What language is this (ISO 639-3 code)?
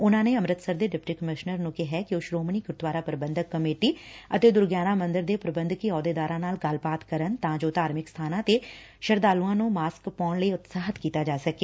pan